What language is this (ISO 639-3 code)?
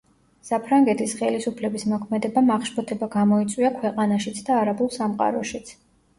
kat